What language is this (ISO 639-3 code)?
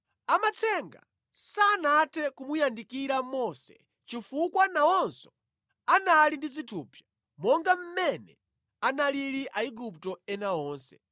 nya